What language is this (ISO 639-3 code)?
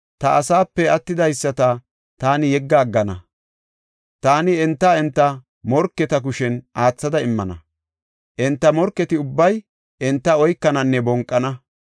gof